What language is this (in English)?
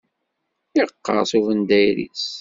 Kabyle